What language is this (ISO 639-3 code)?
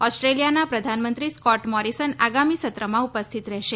guj